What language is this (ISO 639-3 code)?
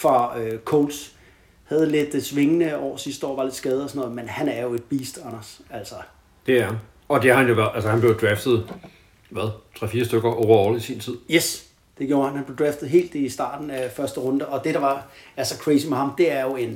dan